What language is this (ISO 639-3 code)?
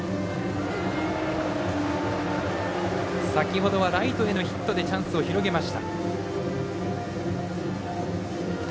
jpn